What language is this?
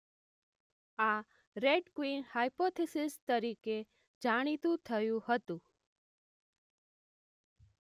Gujarati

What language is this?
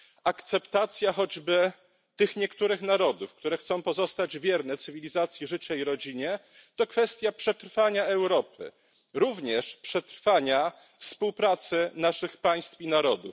Polish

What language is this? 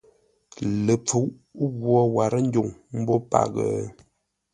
Ngombale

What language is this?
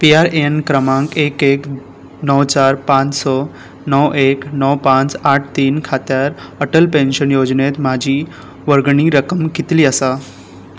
Konkani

